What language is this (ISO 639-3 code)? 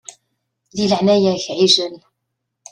kab